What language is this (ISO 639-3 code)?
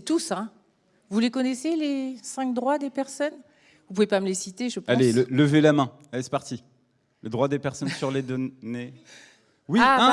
fra